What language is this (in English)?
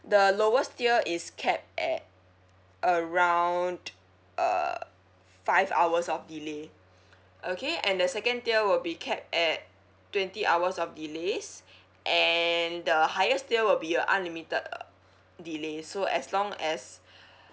English